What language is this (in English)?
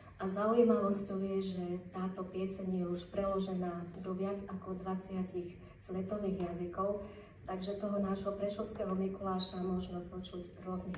Slovak